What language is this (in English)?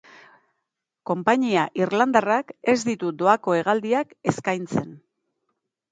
Basque